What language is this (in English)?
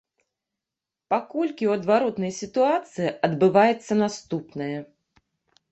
Belarusian